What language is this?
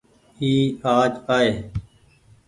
Goaria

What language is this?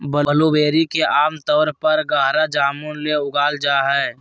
Magahi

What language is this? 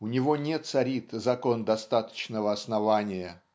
Russian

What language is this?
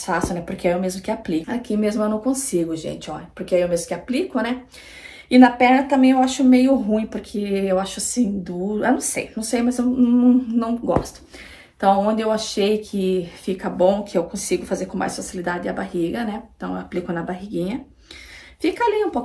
Portuguese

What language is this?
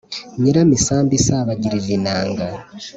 Kinyarwanda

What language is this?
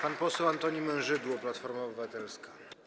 Polish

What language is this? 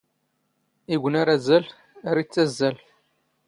Standard Moroccan Tamazight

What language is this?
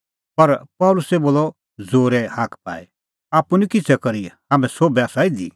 Kullu Pahari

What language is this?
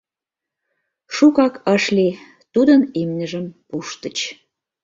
Mari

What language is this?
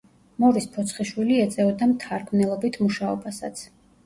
Georgian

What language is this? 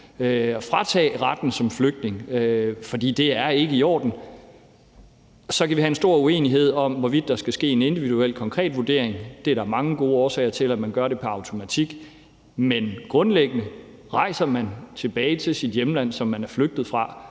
Danish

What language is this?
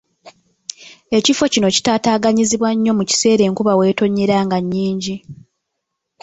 Ganda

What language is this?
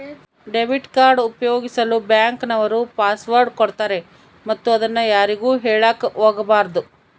Kannada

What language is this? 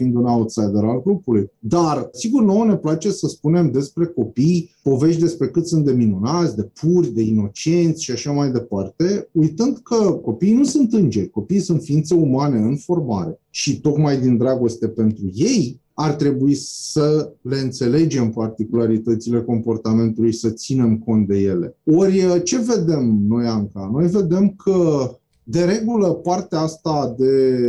Romanian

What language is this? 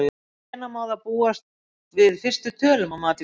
Icelandic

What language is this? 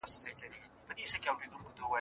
Pashto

